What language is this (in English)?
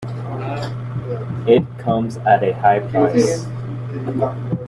English